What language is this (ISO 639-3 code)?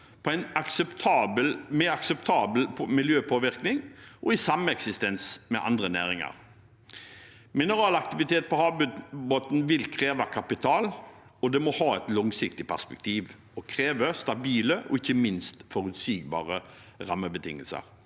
nor